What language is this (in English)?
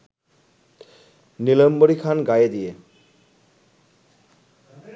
Bangla